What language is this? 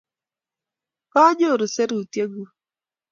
Kalenjin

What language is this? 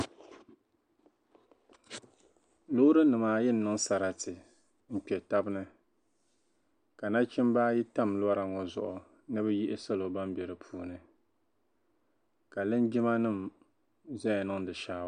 Dagbani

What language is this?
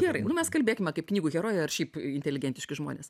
Lithuanian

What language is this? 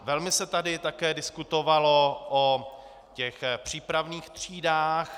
Czech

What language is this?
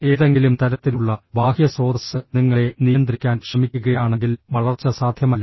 Malayalam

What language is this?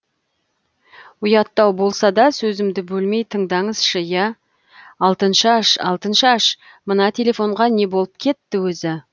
Kazakh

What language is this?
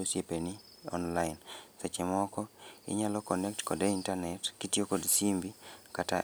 Luo (Kenya and Tanzania)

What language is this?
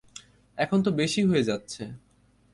Bangla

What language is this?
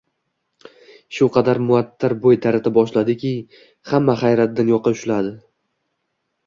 Uzbek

